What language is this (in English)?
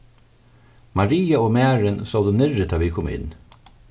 Faroese